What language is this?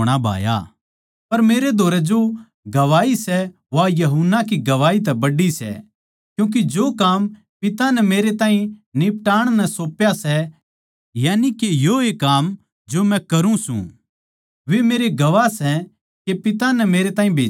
Haryanvi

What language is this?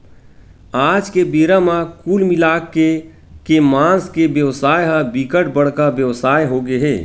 Chhattisgarhi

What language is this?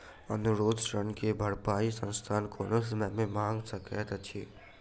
Maithili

